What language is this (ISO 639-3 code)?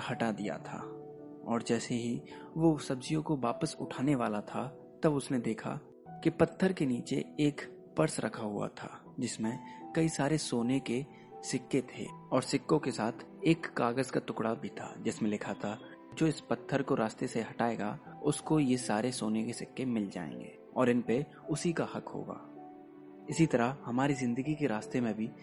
hin